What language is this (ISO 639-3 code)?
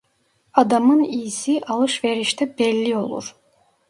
tur